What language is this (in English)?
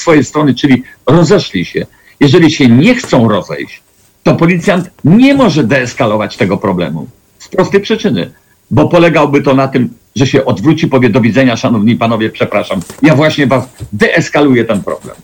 Polish